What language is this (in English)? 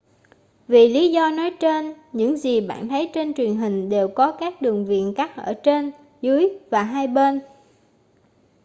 Vietnamese